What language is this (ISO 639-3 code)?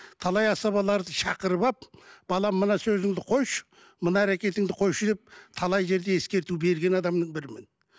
kaz